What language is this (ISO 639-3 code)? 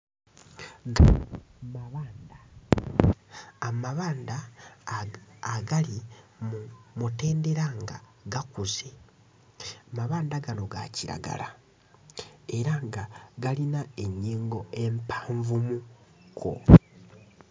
lug